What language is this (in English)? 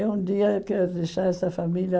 Portuguese